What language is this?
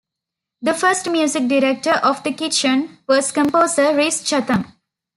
English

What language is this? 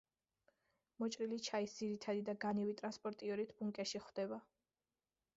Georgian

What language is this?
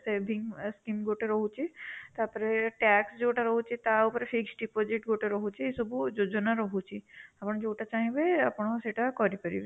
Odia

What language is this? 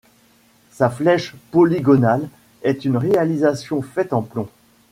French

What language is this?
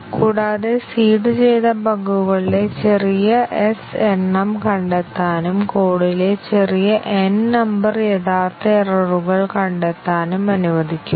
Malayalam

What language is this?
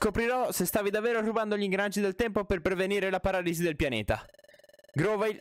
Italian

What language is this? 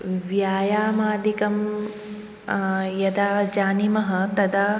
Sanskrit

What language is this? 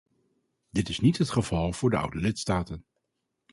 Dutch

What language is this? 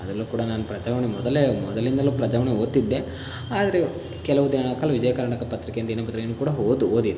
Kannada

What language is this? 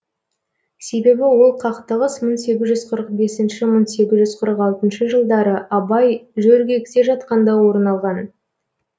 Kazakh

